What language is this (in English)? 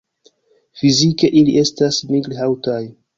Esperanto